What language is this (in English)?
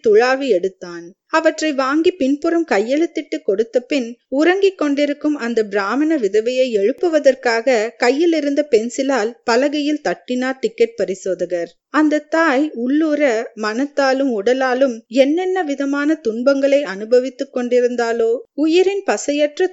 Tamil